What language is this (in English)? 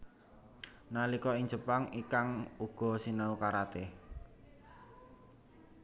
Javanese